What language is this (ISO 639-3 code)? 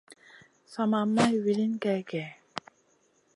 mcn